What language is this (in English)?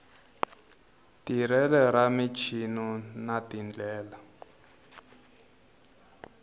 Tsonga